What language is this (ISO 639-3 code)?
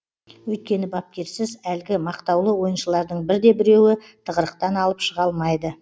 kaz